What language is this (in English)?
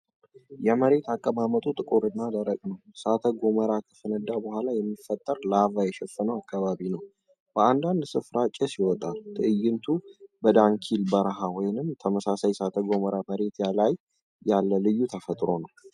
Amharic